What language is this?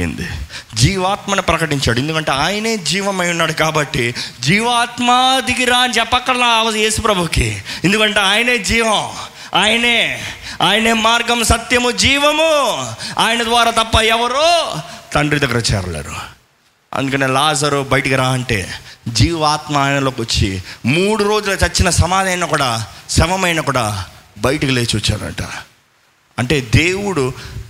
Telugu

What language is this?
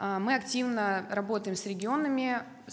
Russian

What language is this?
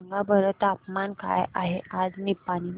Marathi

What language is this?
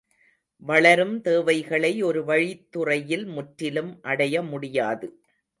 Tamil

